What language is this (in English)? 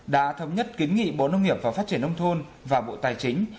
Vietnamese